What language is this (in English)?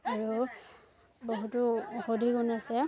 Assamese